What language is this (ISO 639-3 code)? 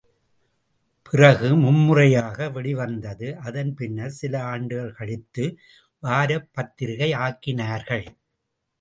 tam